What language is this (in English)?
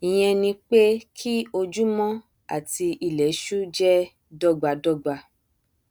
Yoruba